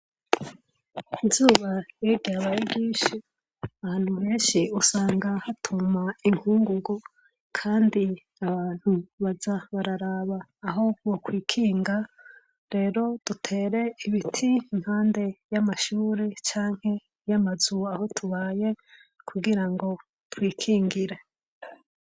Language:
Rundi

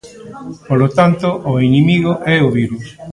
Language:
Galician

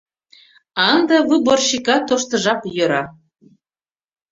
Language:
Mari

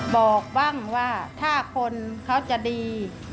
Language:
Thai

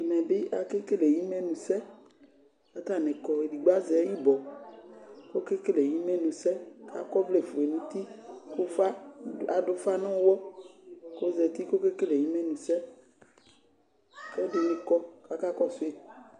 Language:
Ikposo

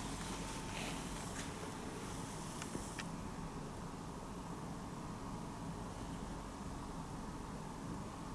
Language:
Italian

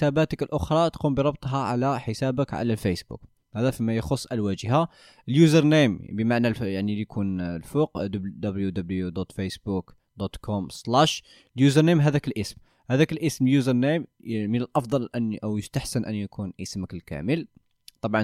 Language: Arabic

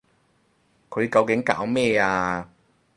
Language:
Cantonese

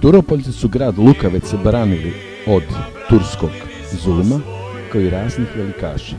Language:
Romanian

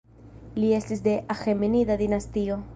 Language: Esperanto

